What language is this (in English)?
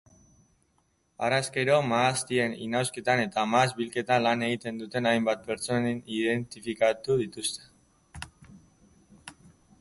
Basque